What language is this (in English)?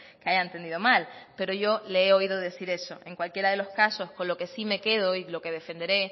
Spanish